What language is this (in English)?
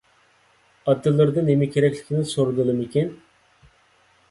Uyghur